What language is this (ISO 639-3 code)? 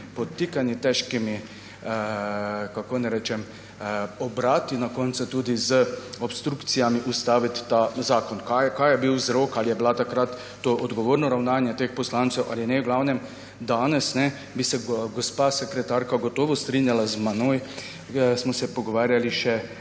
slv